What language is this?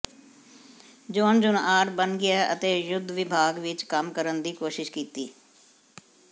Punjabi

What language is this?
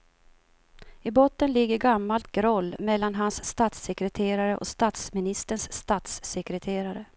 Swedish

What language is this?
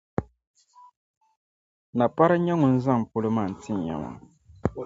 Dagbani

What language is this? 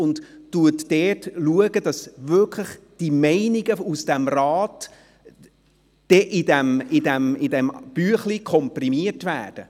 Swiss German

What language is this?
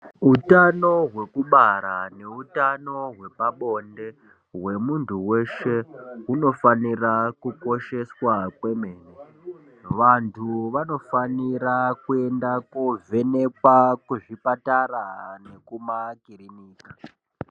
Ndau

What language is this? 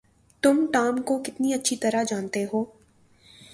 Urdu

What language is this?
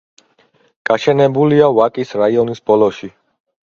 Georgian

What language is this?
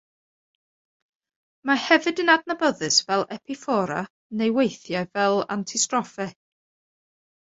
Welsh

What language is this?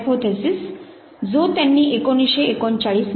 Marathi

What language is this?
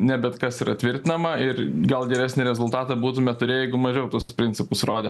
Lithuanian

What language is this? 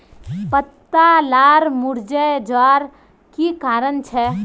Magahi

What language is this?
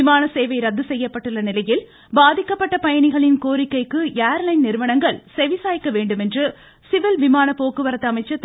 Tamil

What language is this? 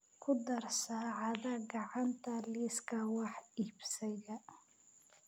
Somali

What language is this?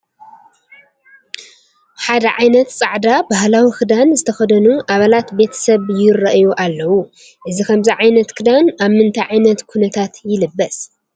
Tigrinya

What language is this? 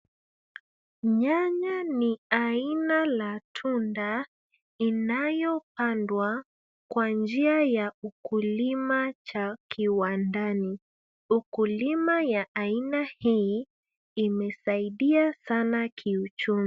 Swahili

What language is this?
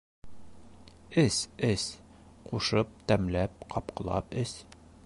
Bashkir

